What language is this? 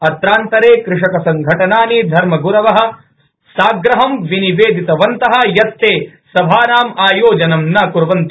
Sanskrit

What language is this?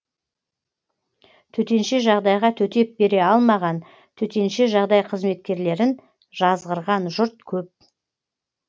Kazakh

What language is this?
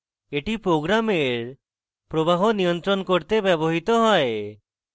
Bangla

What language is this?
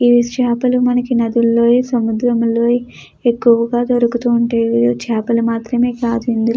Telugu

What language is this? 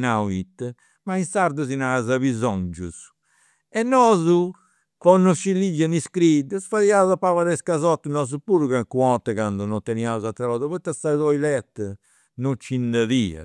Campidanese Sardinian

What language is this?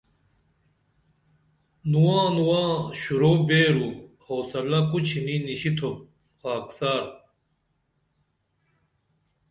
Dameli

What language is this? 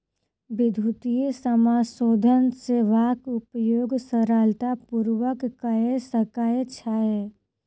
Maithili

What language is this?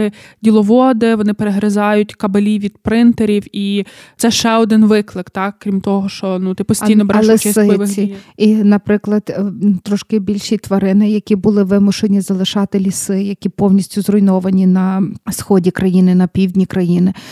Ukrainian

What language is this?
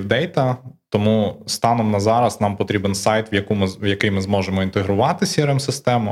Ukrainian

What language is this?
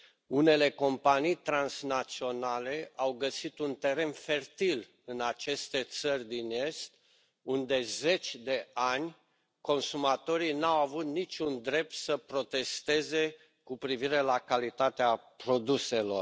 Romanian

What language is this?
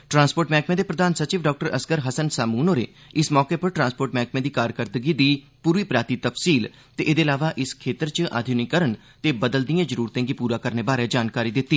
Dogri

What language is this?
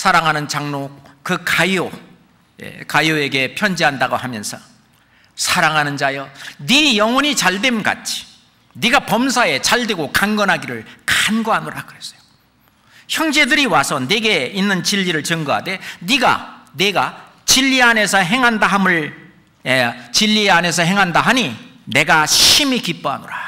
Korean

